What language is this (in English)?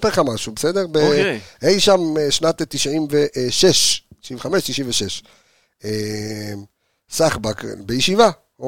Hebrew